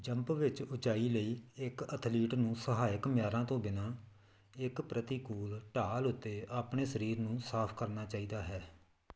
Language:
Punjabi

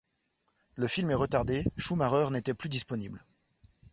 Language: French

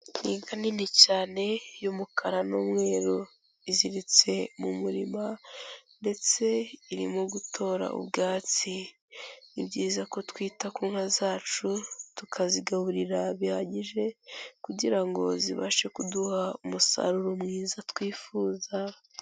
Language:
Kinyarwanda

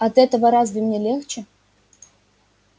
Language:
Russian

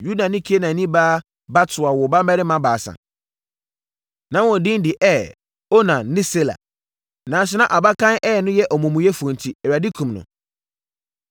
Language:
Akan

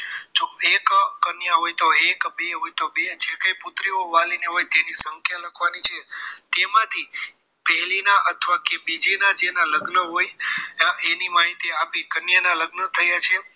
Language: Gujarati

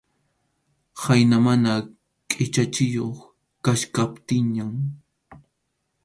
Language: Arequipa-La Unión Quechua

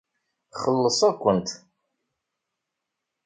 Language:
Kabyle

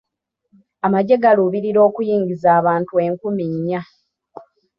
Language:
Ganda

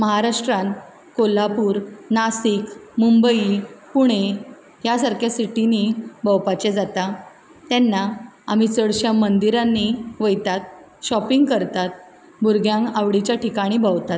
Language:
Konkani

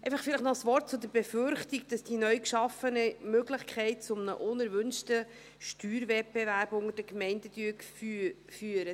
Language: Swiss German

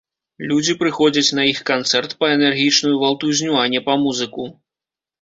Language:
Belarusian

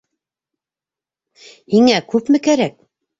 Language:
Bashkir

